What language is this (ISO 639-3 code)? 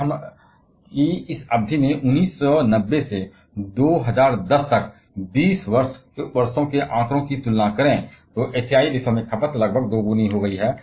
hin